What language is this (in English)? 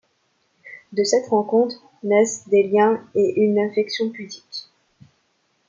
French